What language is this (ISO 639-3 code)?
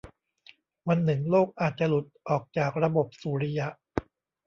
tha